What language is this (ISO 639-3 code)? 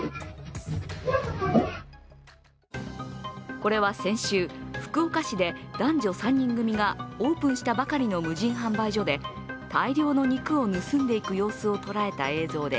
jpn